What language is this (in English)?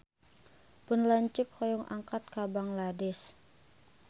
Sundanese